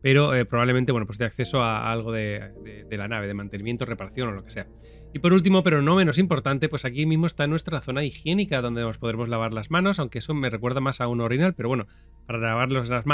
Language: Spanish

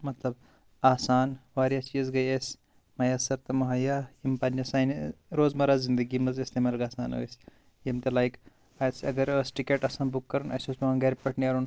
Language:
Kashmiri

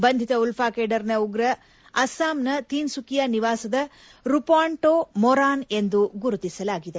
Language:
Kannada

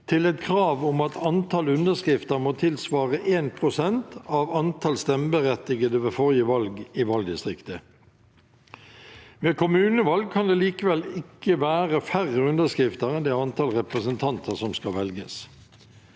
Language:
Norwegian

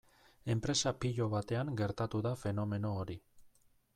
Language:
Basque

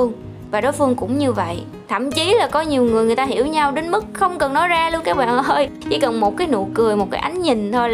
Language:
Vietnamese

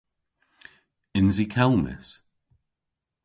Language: Cornish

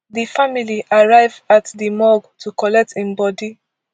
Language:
Nigerian Pidgin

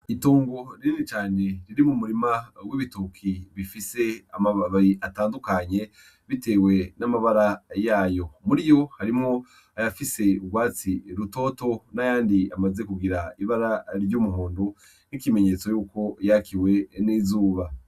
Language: Rundi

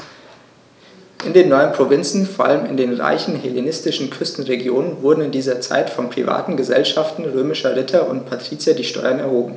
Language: German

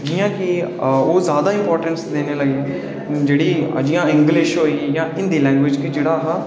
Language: Dogri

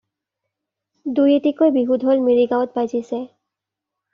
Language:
Assamese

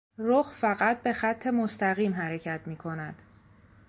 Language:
Persian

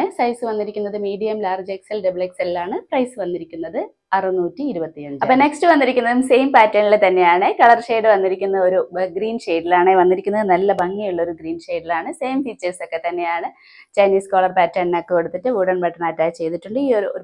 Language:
Malayalam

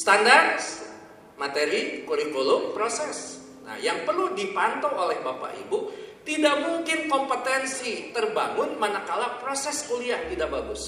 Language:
Indonesian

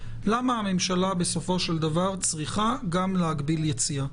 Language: Hebrew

